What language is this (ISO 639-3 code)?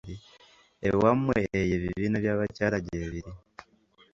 lug